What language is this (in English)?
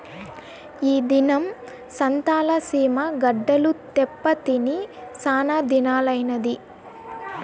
Telugu